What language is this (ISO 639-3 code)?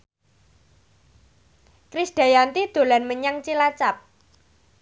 jav